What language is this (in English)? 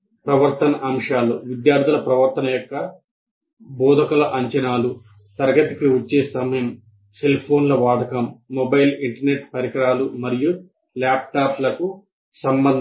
Telugu